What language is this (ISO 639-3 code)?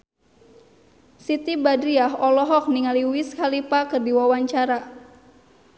sun